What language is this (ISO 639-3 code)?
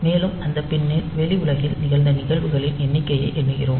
tam